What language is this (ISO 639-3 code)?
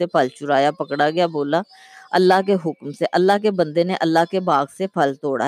urd